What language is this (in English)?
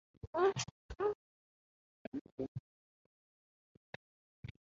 Guarani